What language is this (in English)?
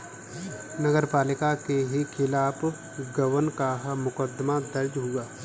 Hindi